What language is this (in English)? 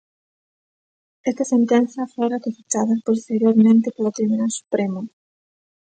Galician